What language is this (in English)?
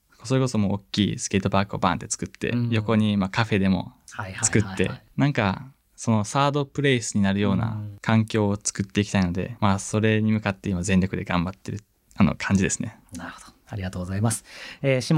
Japanese